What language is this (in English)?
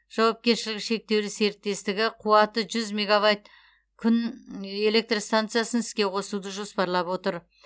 Kazakh